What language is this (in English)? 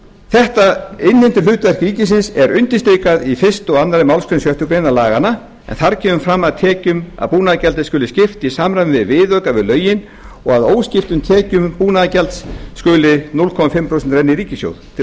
Icelandic